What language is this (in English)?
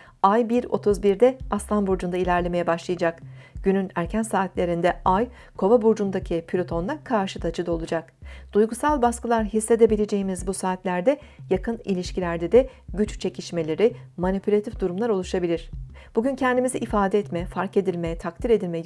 Turkish